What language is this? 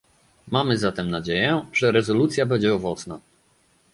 Polish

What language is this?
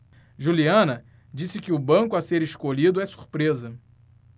Portuguese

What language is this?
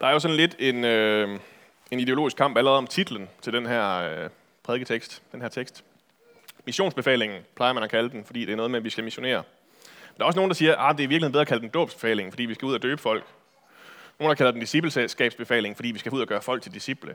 Danish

